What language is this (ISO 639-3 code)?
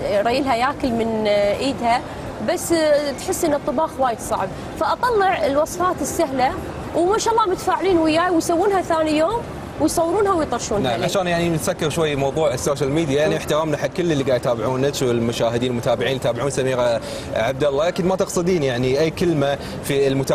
ara